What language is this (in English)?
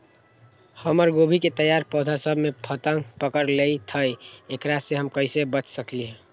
Magahi